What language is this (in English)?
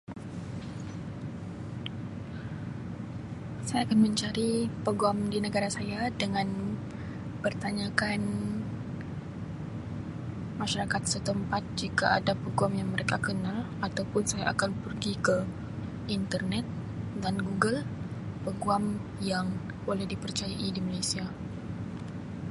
Sabah Malay